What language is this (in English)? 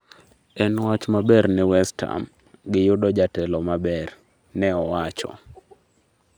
Luo (Kenya and Tanzania)